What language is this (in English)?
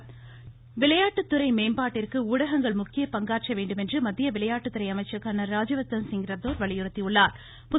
Tamil